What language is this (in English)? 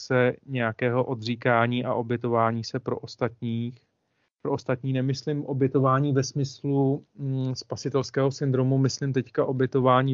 Czech